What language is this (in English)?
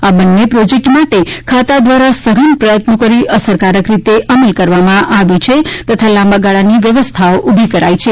Gujarati